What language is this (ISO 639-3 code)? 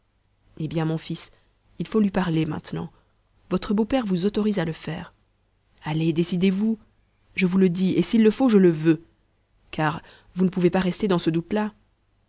fra